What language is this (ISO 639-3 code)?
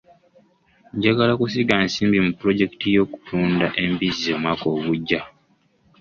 lug